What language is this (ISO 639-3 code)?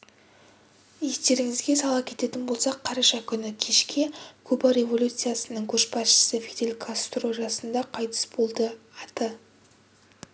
kaz